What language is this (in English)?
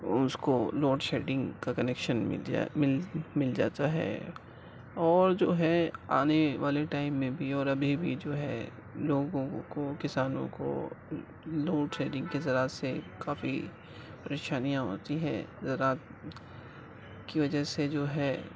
Urdu